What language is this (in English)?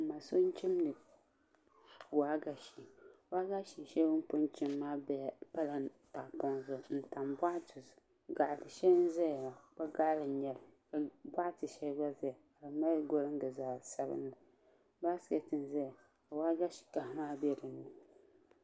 Dagbani